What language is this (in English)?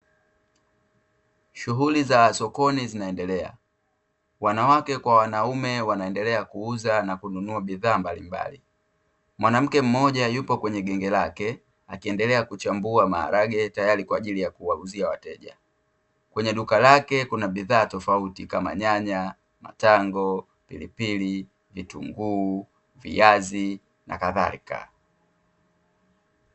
Swahili